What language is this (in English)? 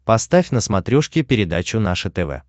Russian